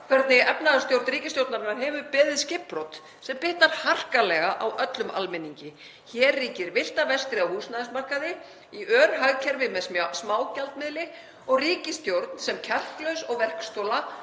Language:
Icelandic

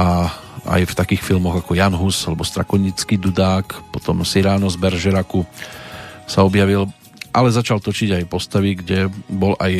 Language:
Slovak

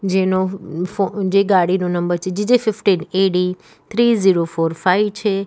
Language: Gujarati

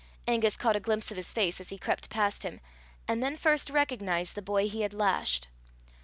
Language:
English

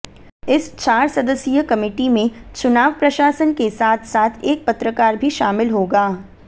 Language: Hindi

